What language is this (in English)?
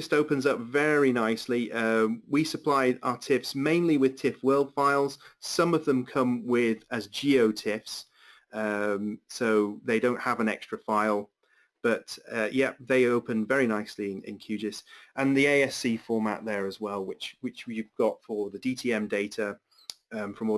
English